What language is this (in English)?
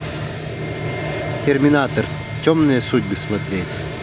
Russian